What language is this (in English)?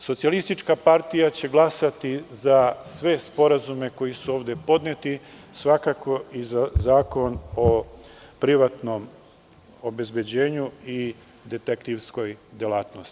Serbian